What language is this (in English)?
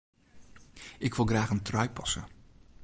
Western Frisian